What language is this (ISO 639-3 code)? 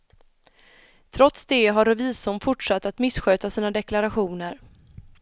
swe